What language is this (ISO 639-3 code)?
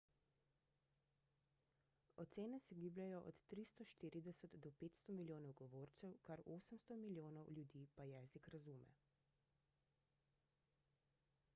slv